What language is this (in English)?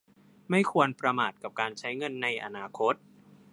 Thai